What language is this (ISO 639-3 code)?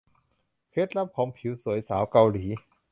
tha